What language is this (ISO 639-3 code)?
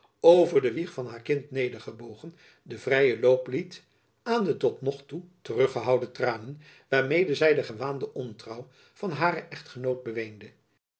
nld